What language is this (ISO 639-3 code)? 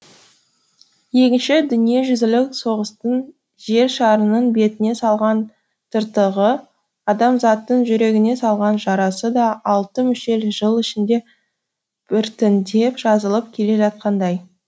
kaz